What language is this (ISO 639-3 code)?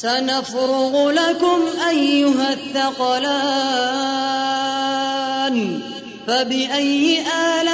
ara